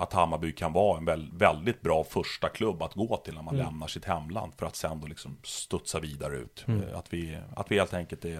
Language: Swedish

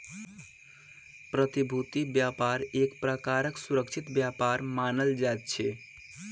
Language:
Maithili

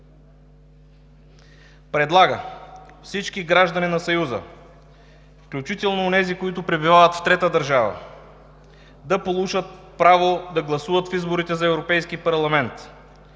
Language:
Bulgarian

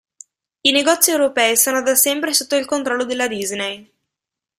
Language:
Italian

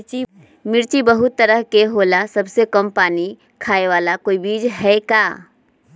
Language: Magahi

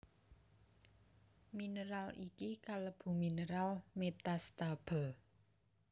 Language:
Javanese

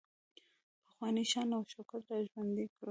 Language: Pashto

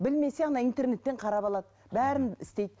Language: Kazakh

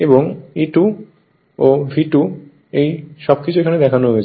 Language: Bangla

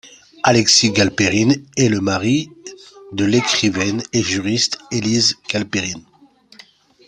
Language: French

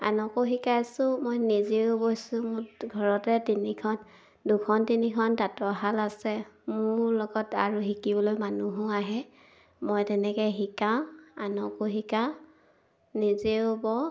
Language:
Assamese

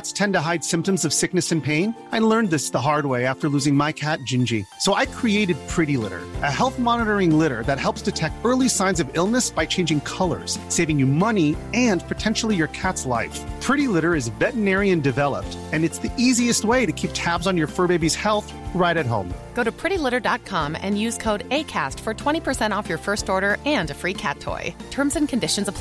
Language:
Danish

